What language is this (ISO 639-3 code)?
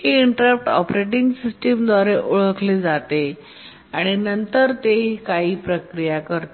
mar